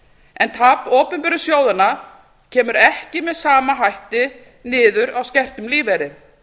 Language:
Icelandic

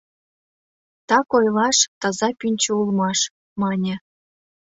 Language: Mari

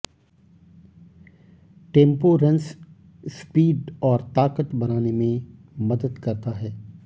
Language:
Hindi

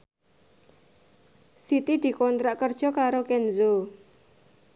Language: Javanese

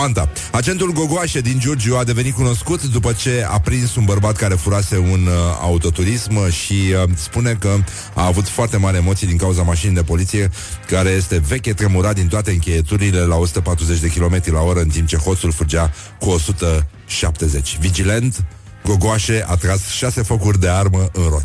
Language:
Romanian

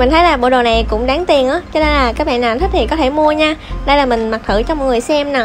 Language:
Vietnamese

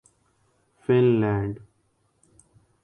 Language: Urdu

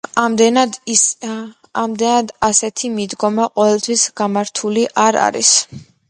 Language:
Georgian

